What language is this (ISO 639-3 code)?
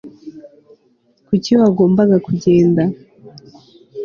kin